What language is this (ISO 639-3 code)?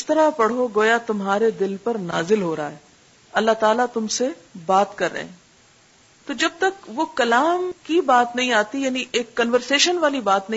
urd